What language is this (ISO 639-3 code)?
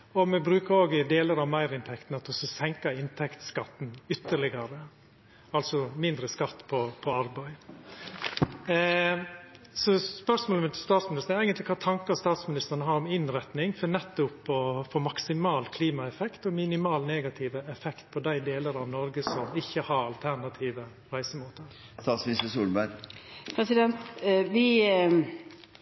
nor